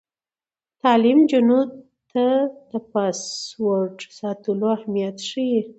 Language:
Pashto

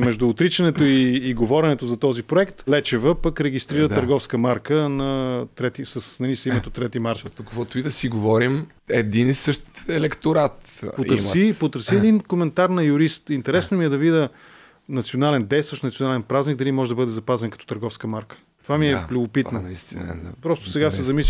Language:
Bulgarian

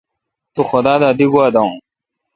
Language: Kalkoti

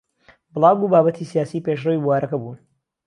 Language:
Central Kurdish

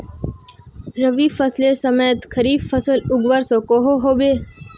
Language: Magahi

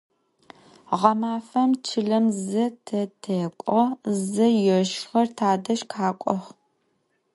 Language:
Adyghe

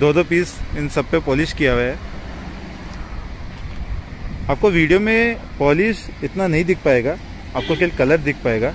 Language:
Hindi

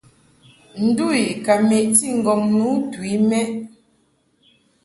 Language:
Mungaka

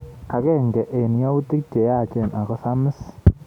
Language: Kalenjin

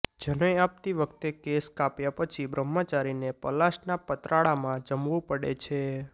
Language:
Gujarati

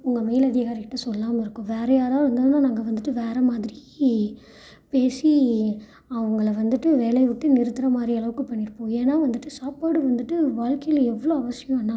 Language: Tamil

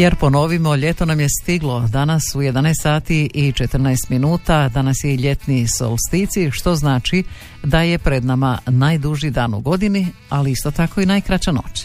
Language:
Croatian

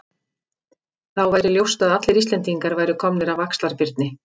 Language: Icelandic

